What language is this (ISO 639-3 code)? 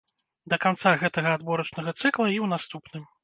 bel